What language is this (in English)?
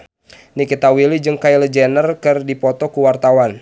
Sundanese